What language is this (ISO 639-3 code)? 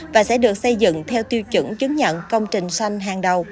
vie